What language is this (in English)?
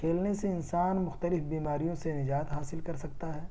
Urdu